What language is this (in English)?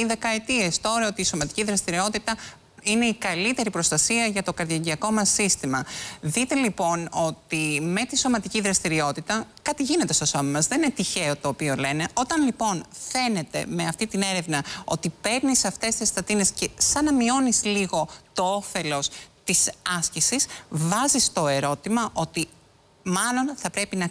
Greek